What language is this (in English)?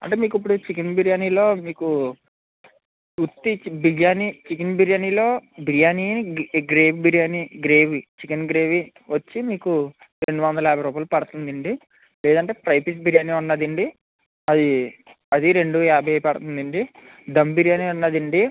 Telugu